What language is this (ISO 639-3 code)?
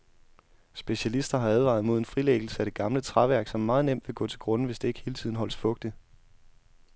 dan